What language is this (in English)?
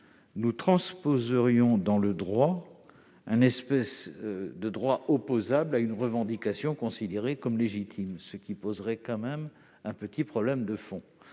French